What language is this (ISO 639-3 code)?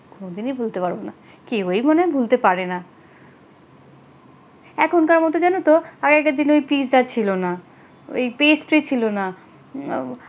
ben